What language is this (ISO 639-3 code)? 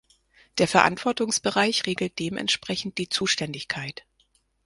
deu